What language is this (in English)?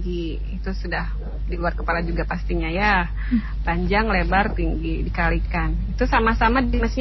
Indonesian